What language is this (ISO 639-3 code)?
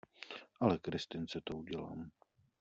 ces